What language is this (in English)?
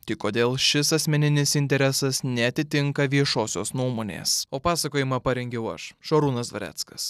Lithuanian